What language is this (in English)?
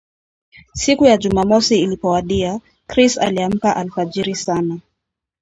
Swahili